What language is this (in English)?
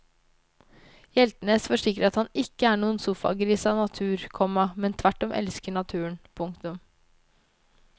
Norwegian